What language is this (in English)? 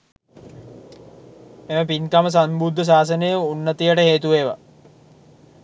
Sinhala